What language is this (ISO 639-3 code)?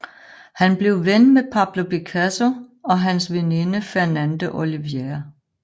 dan